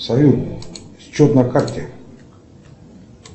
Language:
Russian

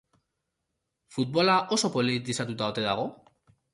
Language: Basque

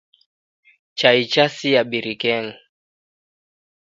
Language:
Taita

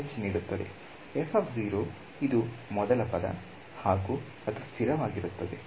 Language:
Kannada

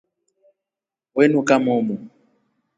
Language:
Rombo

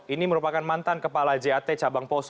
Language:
Indonesian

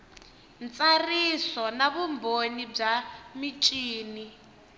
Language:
Tsonga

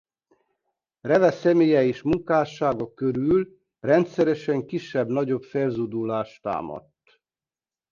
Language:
Hungarian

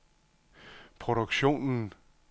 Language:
Danish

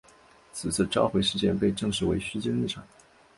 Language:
Chinese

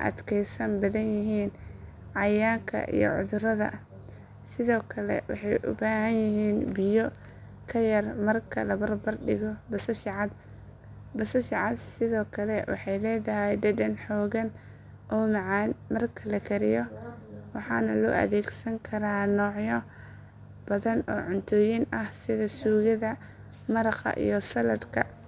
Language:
Somali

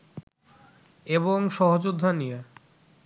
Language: Bangla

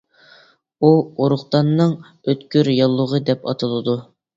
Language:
Uyghur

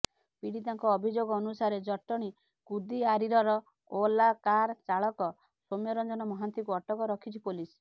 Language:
Odia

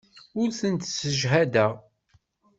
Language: Kabyle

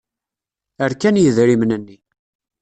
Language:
Kabyle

